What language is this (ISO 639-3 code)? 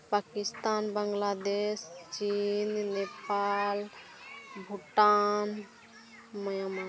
sat